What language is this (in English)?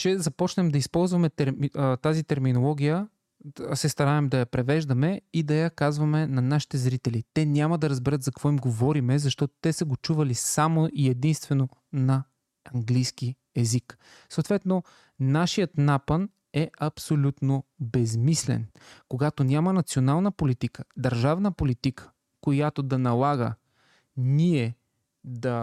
Bulgarian